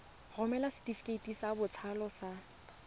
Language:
Tswana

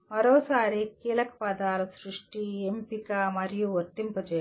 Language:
Telugu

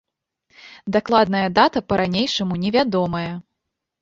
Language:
Belarusian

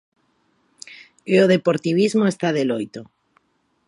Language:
Galician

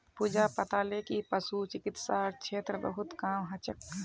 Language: Magahi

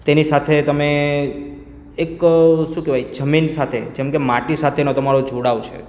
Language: Gujarati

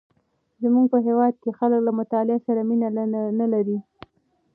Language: Pashto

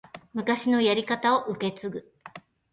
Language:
Japanese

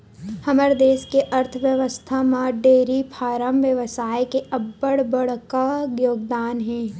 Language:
Chhattisgarhi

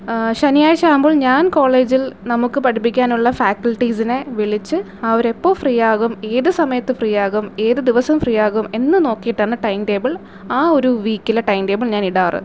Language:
Malayalam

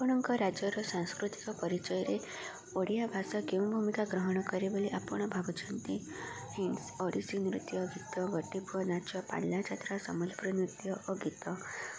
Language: Odia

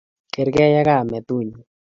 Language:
Kalenjin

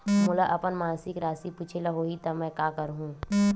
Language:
Chhattisgarhi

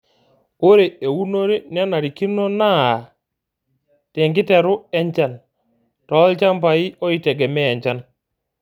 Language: Masai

